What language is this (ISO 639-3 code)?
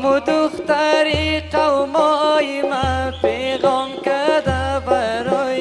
fas